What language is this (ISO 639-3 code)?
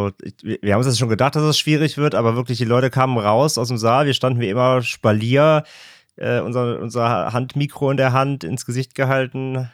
deu